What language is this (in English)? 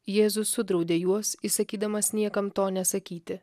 Lithuanian